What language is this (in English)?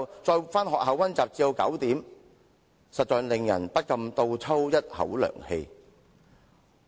Cantonese